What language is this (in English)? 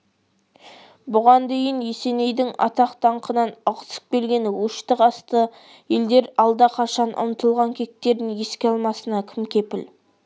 Kazakh